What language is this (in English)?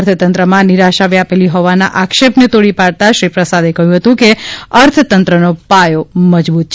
Gujarati